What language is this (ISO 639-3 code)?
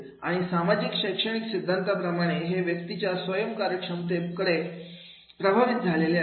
mar